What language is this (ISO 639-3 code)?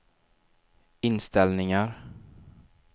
swe